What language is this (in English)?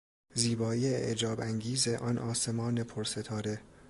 Persian